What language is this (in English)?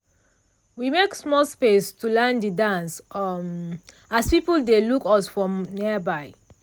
Nigerian Pidgin